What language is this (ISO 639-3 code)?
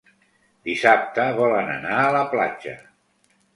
cat